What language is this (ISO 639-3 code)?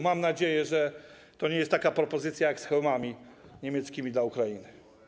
pol